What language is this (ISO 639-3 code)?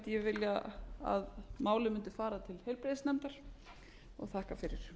isl